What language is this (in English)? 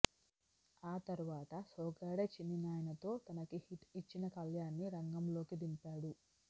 Telugu